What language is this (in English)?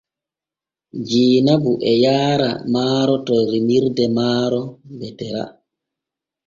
Borgu Fulfulde